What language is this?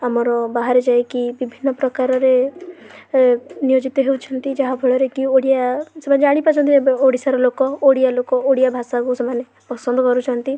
Odia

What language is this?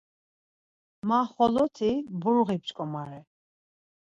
Laz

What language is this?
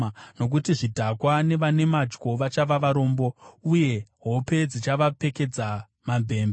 Shona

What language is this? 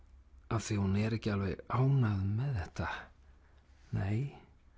Icelandic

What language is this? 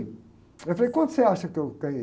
Portuguese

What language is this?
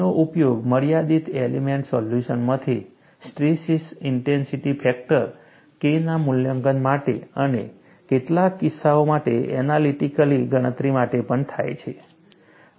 Gujarati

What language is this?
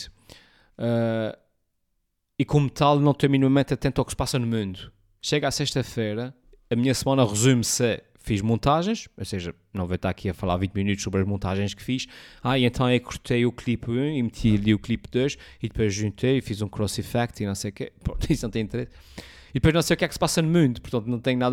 Portuguese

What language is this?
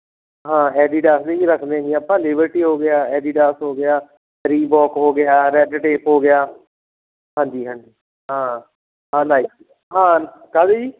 Punjabi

